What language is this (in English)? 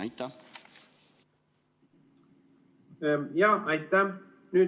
Estonian